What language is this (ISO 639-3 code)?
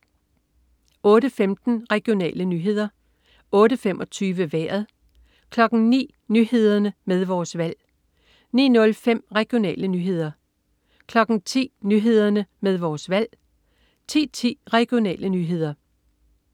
dan